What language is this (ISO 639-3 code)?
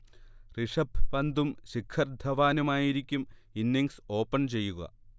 mal